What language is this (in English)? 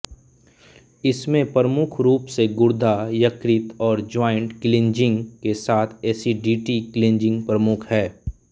Hindi